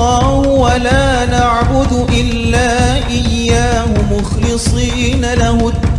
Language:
Arabic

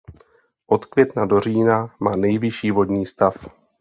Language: Czech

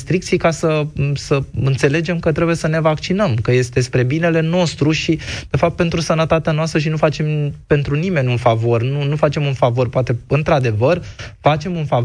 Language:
Romanian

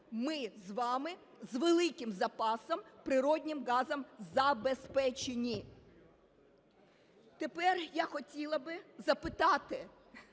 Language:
Ukrainian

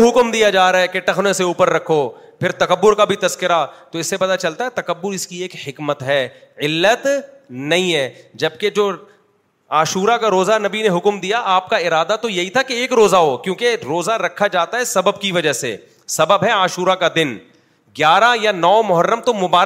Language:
Urdu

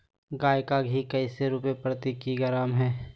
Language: Magahi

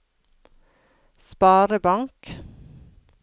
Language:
Norwegian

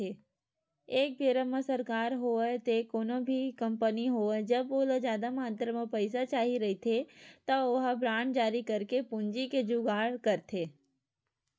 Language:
Chhattisgarhi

